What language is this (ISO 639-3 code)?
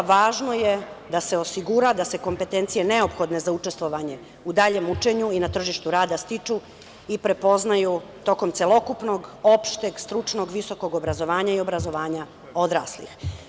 srp